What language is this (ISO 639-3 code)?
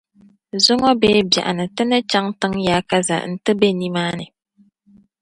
dag